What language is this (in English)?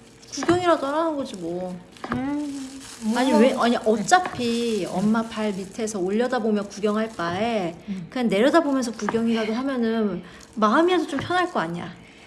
Korean